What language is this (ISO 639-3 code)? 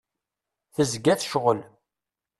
kab